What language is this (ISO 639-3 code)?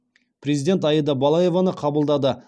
kaz